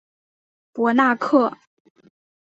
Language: Chinese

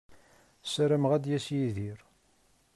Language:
Kabyle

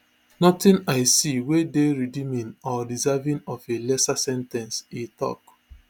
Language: Nigerian Pidgin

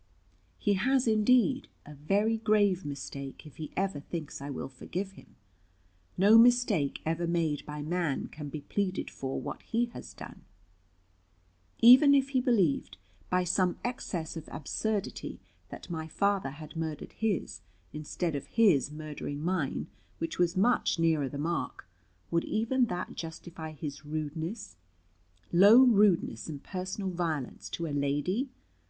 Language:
English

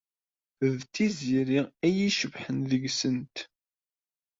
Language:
Kabyle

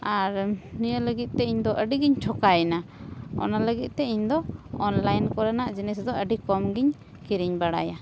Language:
Santali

